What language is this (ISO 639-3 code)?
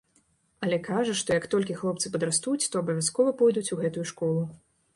bel